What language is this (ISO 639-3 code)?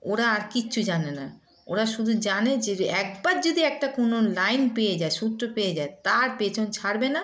ben